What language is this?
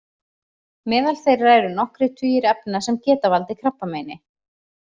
Icelandic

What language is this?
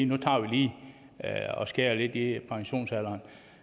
Danish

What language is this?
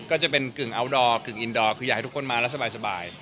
Thai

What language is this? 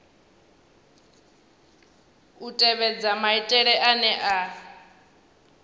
Venda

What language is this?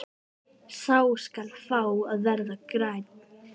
Icelandic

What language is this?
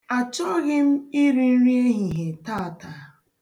Igbo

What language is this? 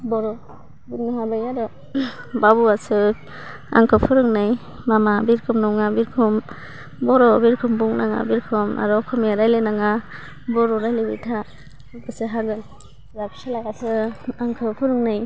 Bodo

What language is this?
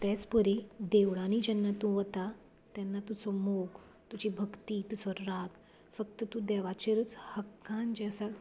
Konkani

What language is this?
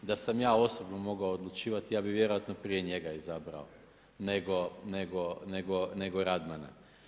Croatian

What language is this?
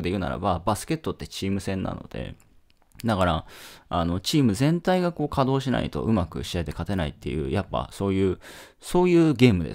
Japanese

